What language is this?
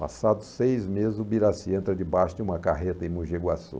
Portuguese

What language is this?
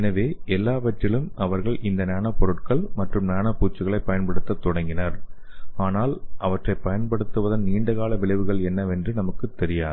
Tamil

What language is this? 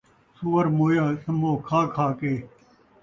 Saraiki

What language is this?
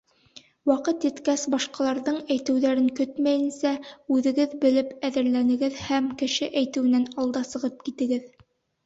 Bashkir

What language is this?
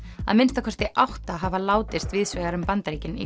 Icelandic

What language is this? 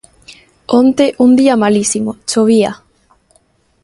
Galician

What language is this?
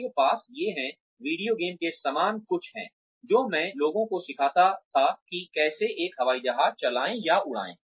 Hindi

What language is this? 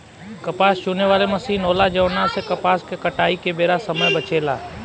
Bhojpuri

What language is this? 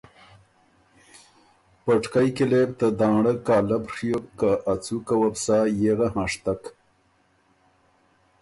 Ormuri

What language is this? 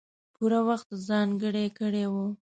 Pashto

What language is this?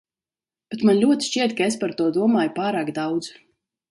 Latvian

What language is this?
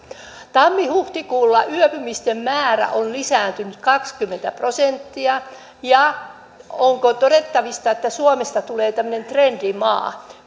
Finnish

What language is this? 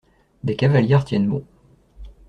French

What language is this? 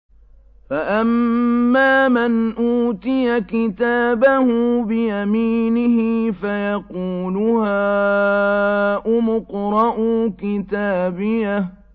Arabic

